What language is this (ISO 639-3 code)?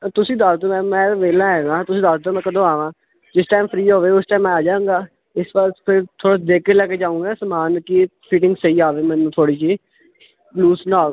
pan